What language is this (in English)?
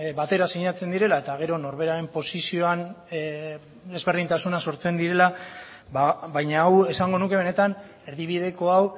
Basque